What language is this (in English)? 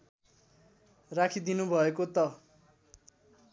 Nepali